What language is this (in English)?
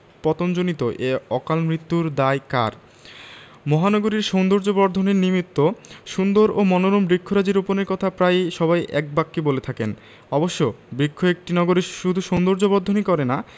Bangla